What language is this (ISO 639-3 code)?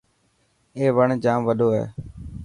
mki